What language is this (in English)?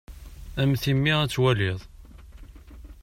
Kabyle